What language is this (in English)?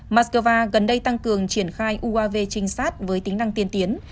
Vietnamese